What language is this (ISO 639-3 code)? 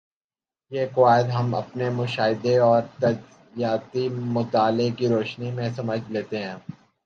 urd